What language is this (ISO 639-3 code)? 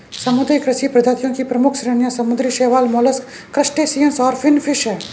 hin